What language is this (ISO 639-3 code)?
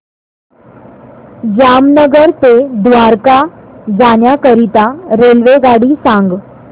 mar